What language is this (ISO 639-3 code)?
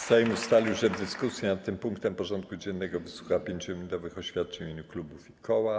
pol